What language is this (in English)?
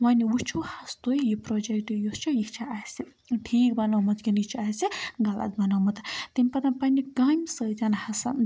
Kashmiri